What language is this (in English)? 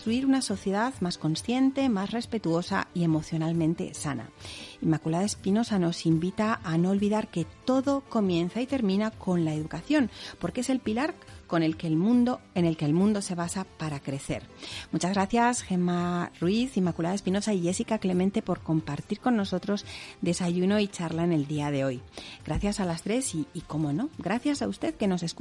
Spanish